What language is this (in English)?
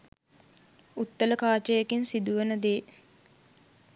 Sinhala